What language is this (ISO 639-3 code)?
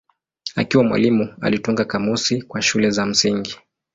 swa